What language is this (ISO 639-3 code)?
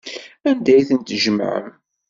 kab